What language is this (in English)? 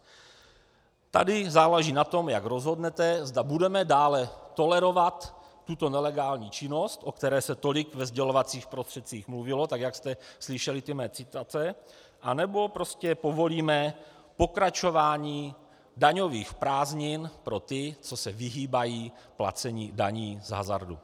Czech